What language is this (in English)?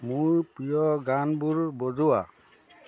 Assamese